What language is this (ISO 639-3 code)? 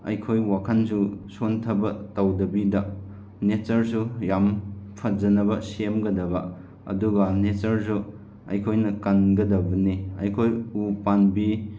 mni